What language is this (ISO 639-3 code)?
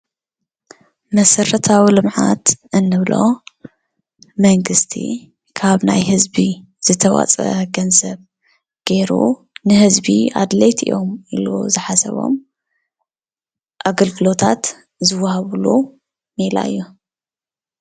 tir